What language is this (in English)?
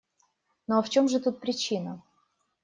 Russian